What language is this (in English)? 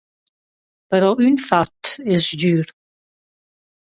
Romansh